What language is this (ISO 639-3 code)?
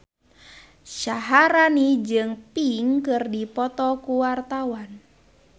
sun